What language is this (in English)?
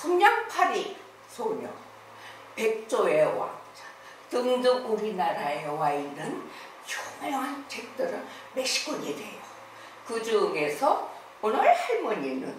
Korean